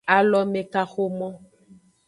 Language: Aja (Benin)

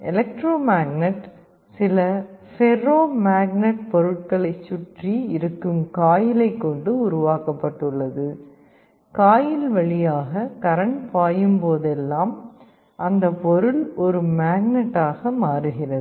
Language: Tamil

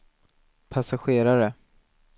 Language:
Swedish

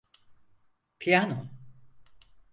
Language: Turkish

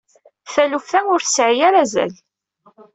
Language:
Kabyle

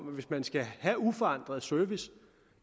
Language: Danish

